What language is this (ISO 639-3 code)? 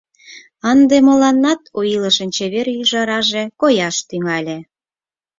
chm